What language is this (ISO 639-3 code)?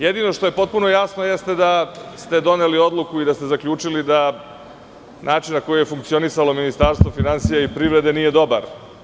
srp